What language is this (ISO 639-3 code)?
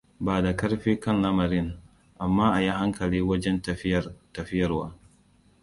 hau